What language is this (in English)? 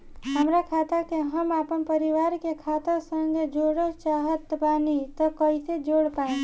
Bhojpuri